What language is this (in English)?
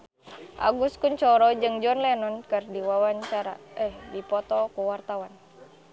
Sundanese